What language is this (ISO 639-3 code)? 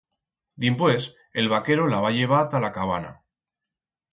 arg